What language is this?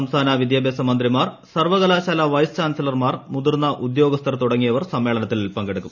Malayalam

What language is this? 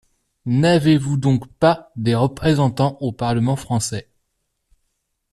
French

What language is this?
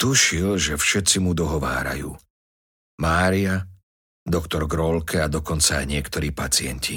Slovak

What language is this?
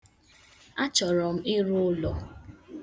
Igbo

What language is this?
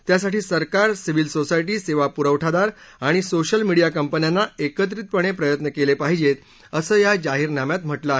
Marathi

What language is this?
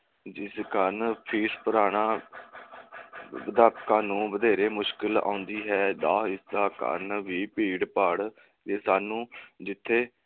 Punjabi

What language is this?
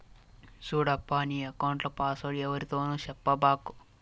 Telugu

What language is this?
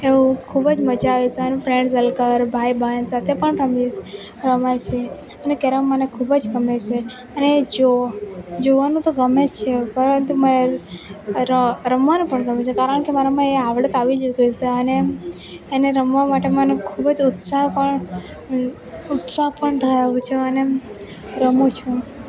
Gujarati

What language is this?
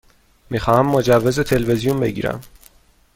Persian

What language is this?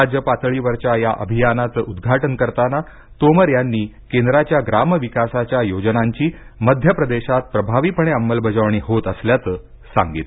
Marathi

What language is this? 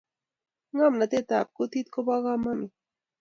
Kalenjin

